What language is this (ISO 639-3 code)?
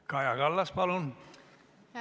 est